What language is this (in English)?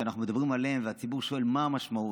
Hebrew